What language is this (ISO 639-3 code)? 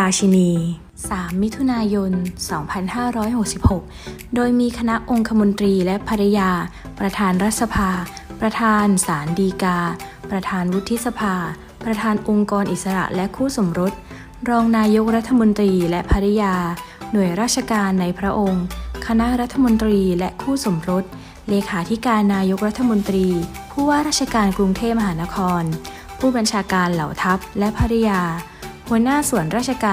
tha